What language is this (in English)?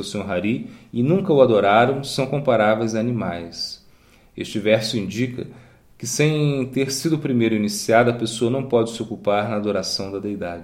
Portuguese